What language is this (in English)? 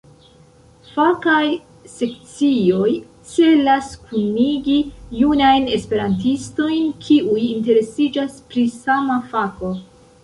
Esperanto